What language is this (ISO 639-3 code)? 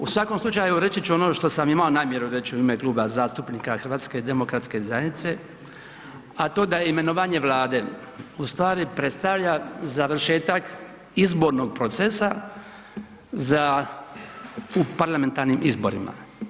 hrv